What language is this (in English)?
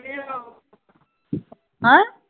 Punjabi